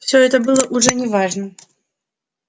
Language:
Russian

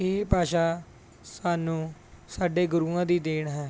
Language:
Punjabi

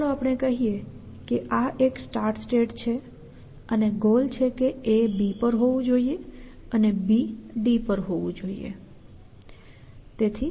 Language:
Gujarati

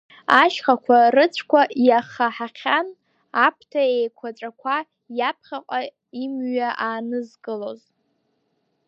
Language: Abkhazian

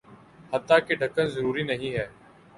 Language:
Urdu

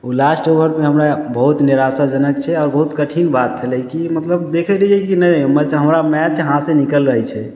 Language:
Maithili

